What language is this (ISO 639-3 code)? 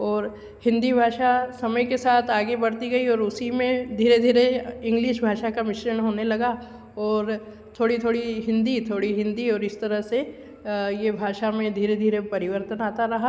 hin